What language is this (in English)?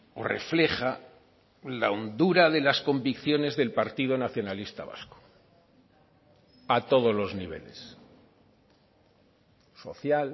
Spanish